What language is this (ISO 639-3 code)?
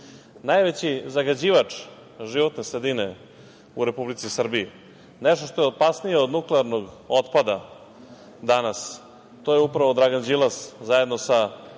srp